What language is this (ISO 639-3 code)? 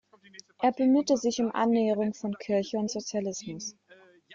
deu